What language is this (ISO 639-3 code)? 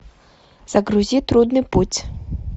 rus